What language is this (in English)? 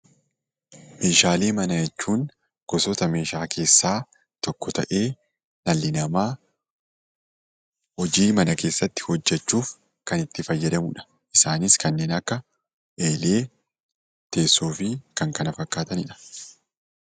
Oromo